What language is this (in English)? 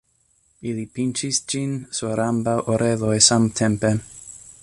Esperanto